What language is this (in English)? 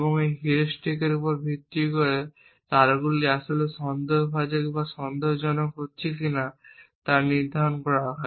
Bangla